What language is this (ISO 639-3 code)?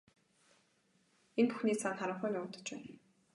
mon